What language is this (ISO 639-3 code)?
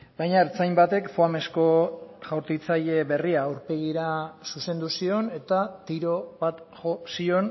eus